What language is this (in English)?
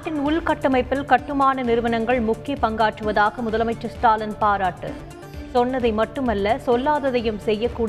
Tamil